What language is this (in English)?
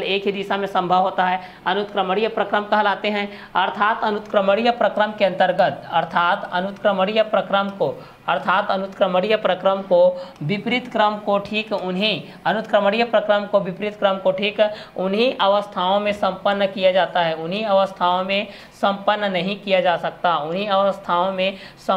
Hindi